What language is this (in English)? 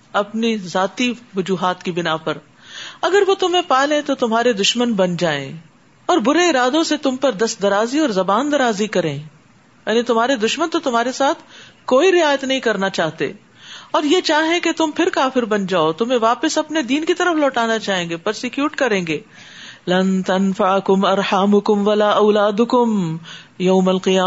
Urdu